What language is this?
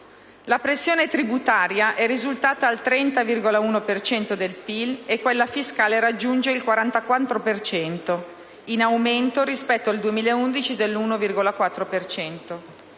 Italian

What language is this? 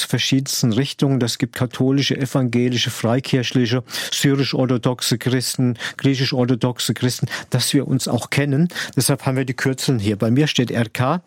German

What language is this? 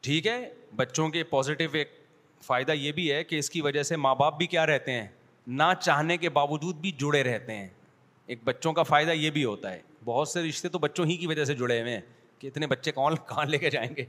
Urdu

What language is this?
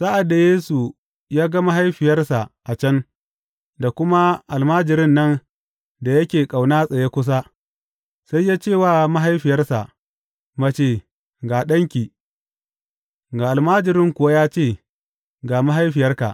Hausa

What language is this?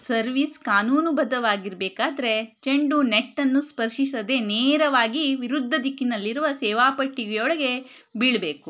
Kannada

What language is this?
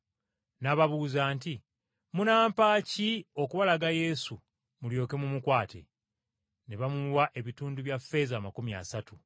Ganda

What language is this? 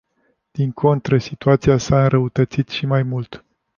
Romanian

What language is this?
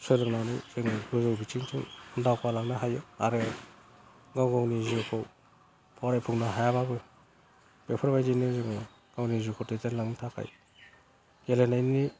Bodo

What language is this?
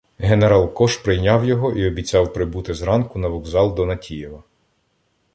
Ukrainian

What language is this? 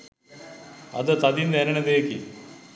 Sinhala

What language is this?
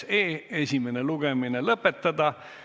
Estonian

